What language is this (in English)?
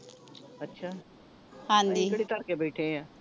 Punjabi